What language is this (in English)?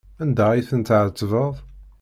Kabyle